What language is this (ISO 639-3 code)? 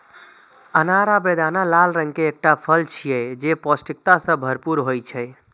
mai